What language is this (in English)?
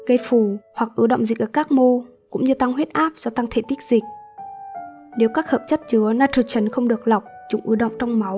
Vietnamese